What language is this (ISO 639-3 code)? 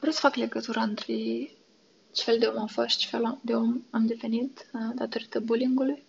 ron